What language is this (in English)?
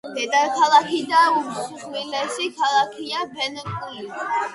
Georgian